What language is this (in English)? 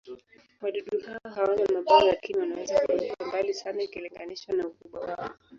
Swahili